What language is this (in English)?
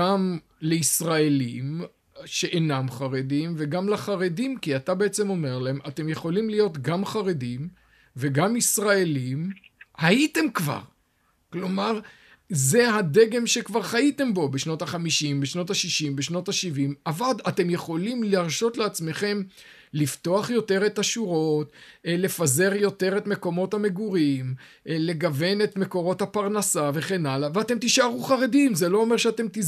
Hebrew